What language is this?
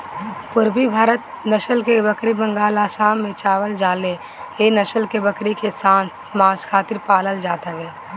Bhojpuri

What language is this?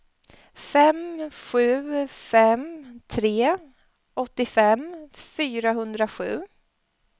Swedish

